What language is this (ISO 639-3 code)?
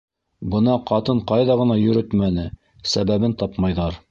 bak